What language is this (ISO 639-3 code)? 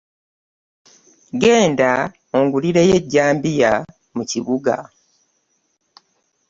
lug